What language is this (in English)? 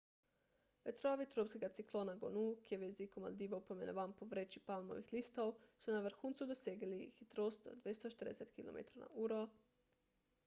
Slovenian